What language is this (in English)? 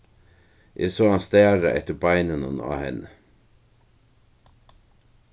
Faroese